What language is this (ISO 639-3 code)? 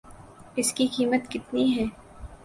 urd